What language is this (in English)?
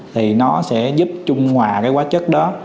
Vietnamese